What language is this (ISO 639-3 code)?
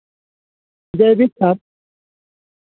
sat